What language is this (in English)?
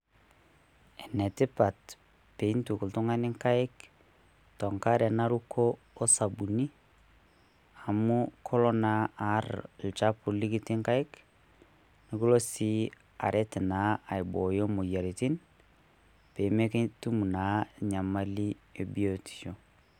Masai